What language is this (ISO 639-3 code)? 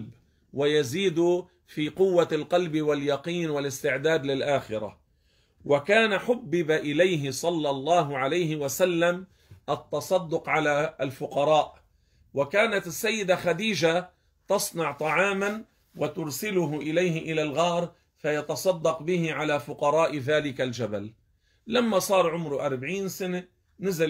ara